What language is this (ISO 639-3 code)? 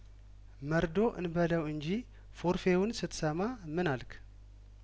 amh